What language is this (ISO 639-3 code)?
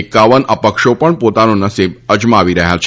guj